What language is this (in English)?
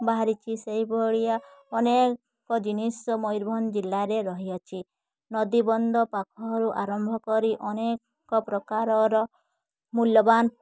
Odia